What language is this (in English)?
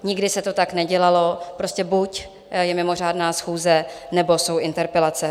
Czech